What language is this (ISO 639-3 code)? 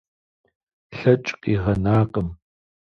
kbd